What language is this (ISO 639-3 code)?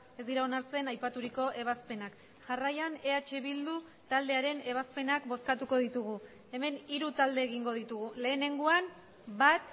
eus